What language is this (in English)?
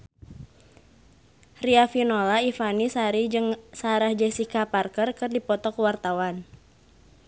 Sundanese